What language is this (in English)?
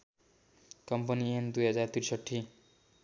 Nepali